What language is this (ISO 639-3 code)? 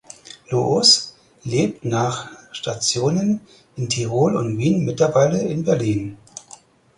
deu